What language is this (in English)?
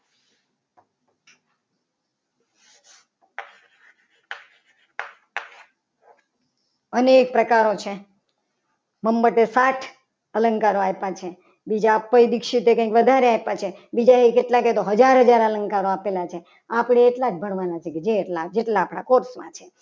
Gujarati